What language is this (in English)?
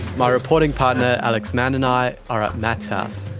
English